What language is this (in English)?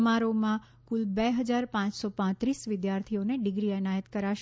Gujarati